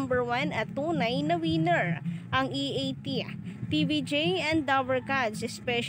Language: Filipino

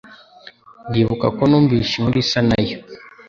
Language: Kinyarwanda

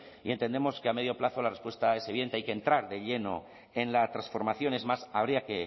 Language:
Spanish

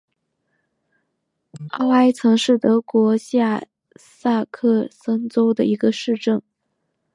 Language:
Chinese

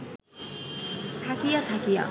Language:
Bangla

